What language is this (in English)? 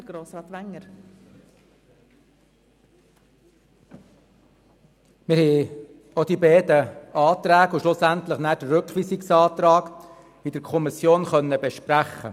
Swiss German